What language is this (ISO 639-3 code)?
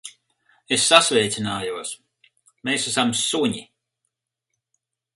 lav